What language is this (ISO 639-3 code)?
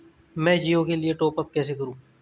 hin